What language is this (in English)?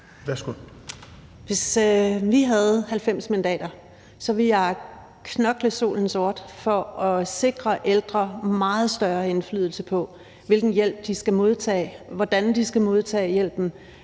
Danish